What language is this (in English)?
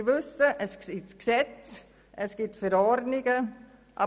Swiss German